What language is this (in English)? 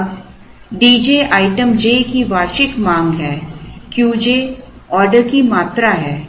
Hindi